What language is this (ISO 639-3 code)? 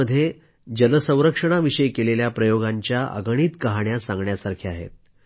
mar